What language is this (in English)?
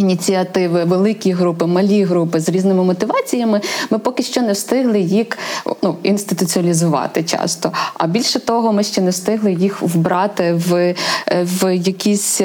Ukrainian